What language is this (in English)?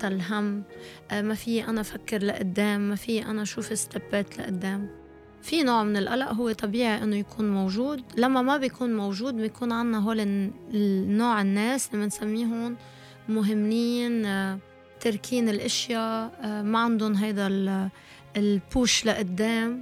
Arabic